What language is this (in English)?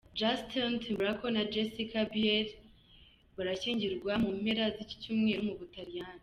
Kinyarwanda